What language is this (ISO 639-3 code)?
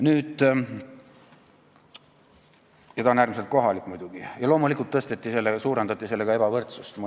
est